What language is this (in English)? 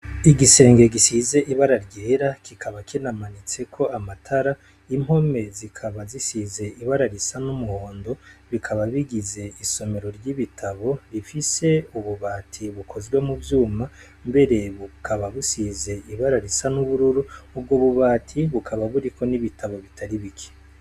Rundi